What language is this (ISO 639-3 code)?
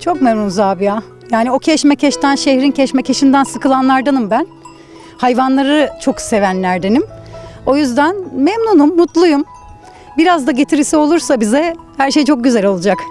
tur